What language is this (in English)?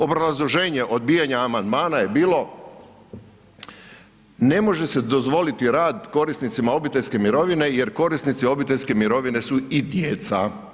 Croatian